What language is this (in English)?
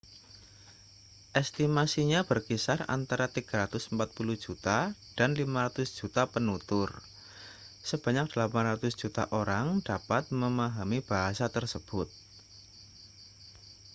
Indonesian